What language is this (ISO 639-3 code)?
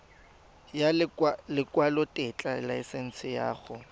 tsn